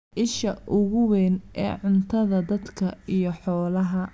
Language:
Somali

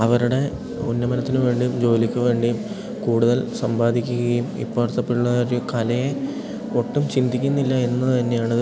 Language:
Malayalam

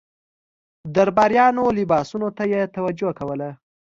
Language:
Pashto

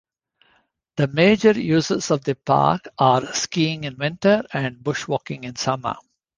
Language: English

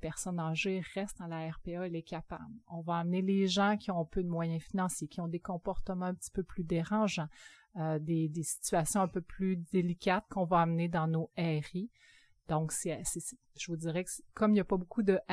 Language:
French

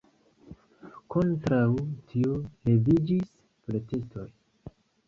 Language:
Esperanto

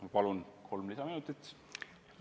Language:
Estonian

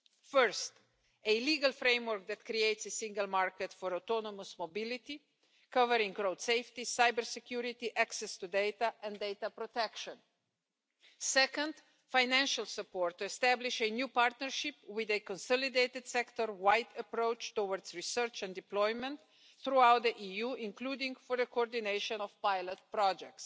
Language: English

